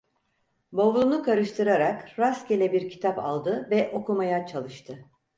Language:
Turkish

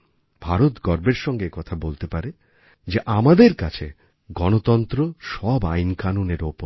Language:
Bangla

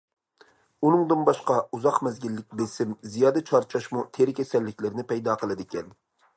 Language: Uyghur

